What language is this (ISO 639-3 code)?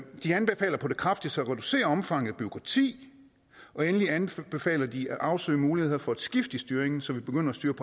dan